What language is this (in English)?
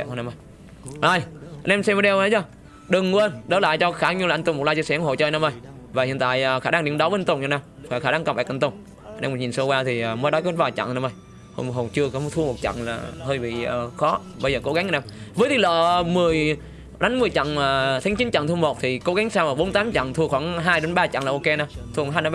Vietnamese